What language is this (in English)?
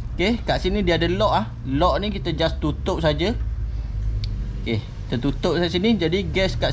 Malay